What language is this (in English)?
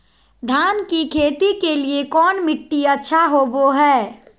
Magahi